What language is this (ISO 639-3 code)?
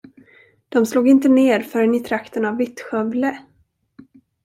swe